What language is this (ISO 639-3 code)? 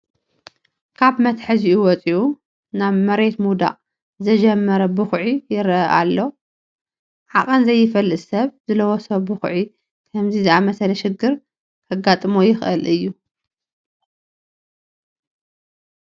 tir